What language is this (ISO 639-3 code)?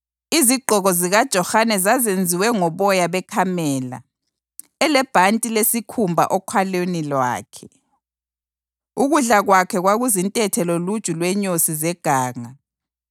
nde